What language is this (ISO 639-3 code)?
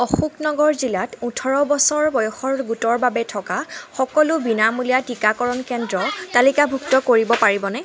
asm